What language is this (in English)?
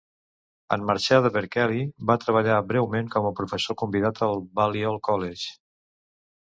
Catalan